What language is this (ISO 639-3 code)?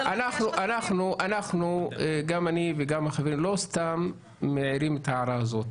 heb